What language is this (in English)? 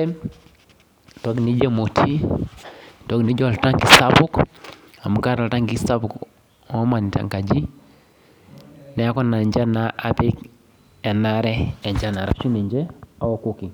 Masai